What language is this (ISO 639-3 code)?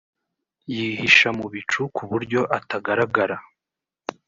kin